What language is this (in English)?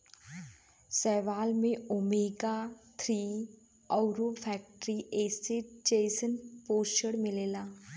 Bhojpuri